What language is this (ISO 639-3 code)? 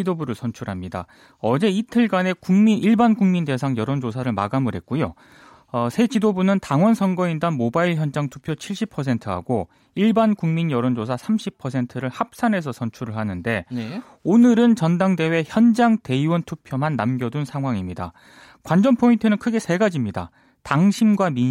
kor